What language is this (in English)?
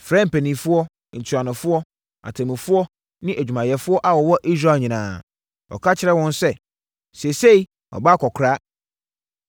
Akan